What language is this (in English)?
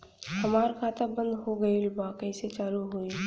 Bhojpuri